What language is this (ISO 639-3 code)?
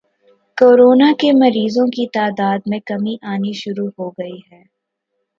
urd